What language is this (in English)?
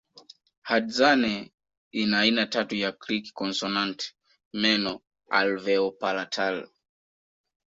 Swahili